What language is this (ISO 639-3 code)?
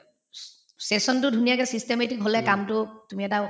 asm